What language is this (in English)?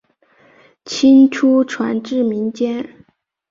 Chinese